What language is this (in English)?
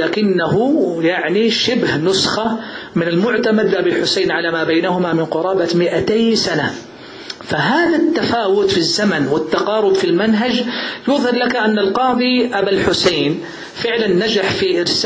Arabic